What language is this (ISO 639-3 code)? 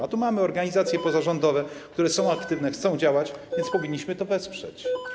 pol